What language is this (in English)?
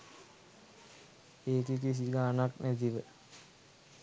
Sinhala